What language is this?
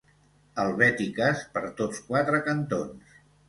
Catalan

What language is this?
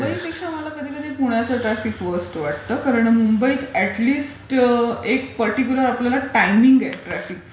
Marathi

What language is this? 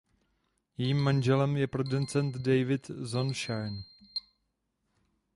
Czech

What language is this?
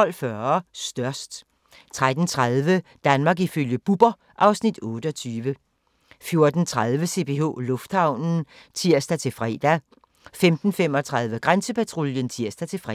Danish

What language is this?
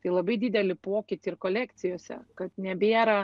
Lithuanian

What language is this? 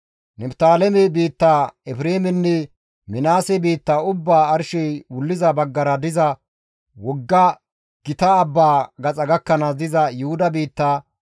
Gamo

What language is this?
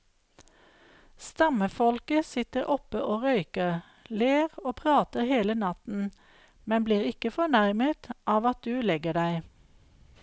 Norwegian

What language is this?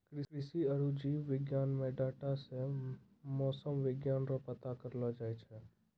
Maithili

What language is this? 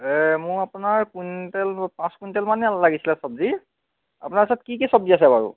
Assamese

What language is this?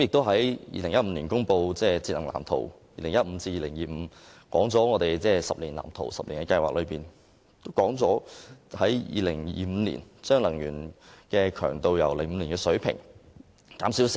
Cantonese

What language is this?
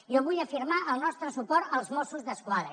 Catalan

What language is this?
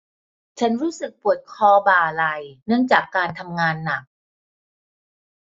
Thai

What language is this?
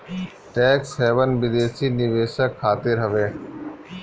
Bhojpuri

